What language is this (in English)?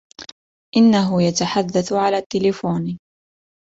Arabic